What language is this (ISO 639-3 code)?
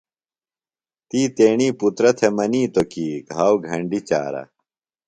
phl